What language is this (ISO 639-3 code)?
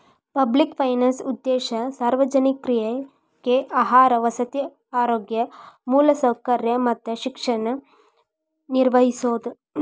kan